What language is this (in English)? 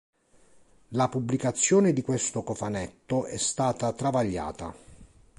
Italian